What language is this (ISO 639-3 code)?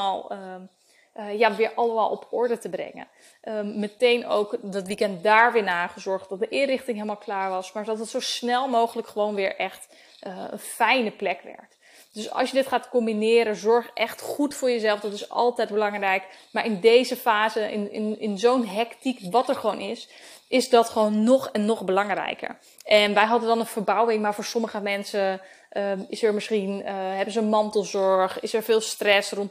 nld